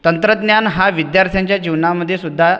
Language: Marathi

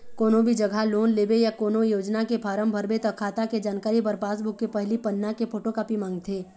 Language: Chhattisgarhi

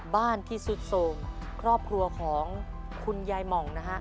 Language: Thai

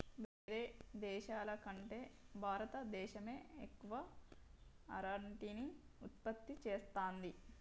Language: Telugu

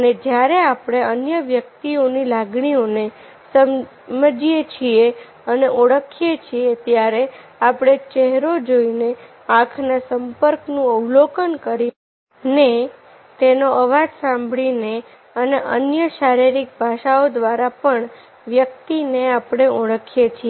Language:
Gujarati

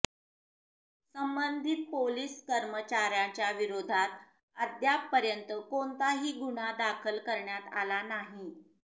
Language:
Marathi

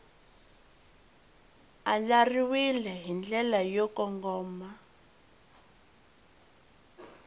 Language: Tsonga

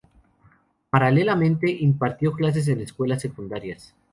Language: Spanish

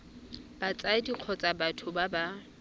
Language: Tswana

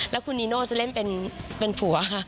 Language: Thai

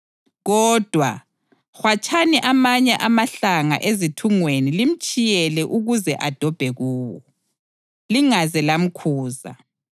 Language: North Ndebele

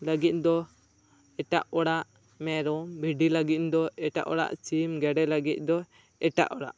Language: Santali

